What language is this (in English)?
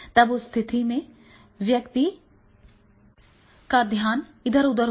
Hindi